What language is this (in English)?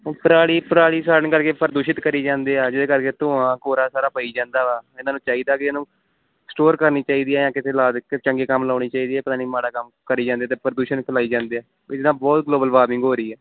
Punjabi